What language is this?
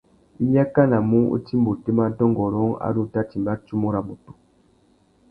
Tuki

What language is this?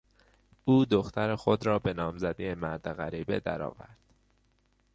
Persian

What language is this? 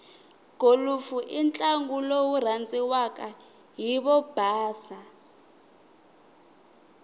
Tsonga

